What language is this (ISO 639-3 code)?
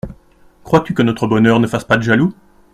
fra